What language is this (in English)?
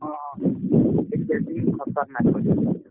Odia